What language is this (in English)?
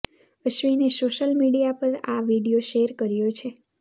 Gujarati